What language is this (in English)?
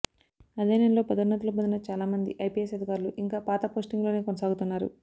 Telugu